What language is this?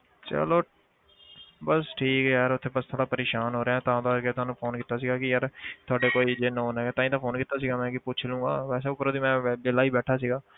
Punjabi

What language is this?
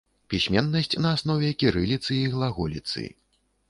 Belarusian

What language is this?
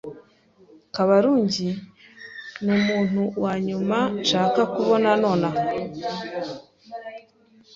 Kinyarwanda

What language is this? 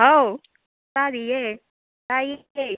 Manipuri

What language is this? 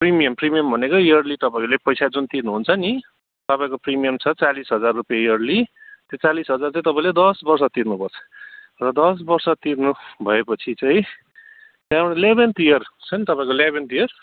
Nepali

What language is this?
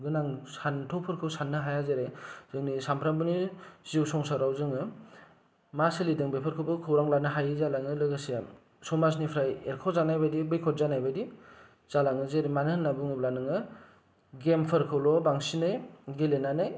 Bodo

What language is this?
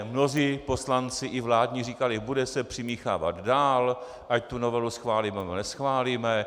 Czech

